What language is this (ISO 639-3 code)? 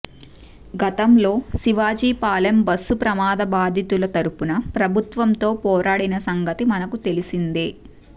tel